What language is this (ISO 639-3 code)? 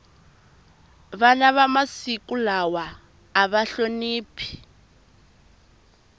tso